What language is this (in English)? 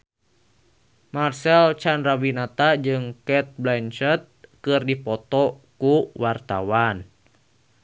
Sundanese